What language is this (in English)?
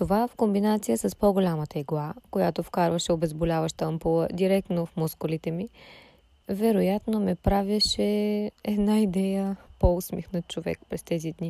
Bulgarian